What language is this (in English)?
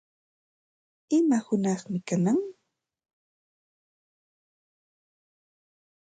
Santa Ana de Tusi Pasco Quechua